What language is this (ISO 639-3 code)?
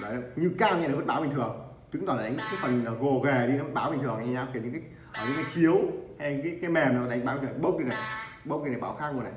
vie